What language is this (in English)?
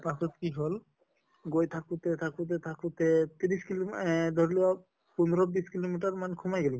Assamese